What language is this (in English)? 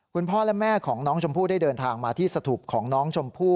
Thai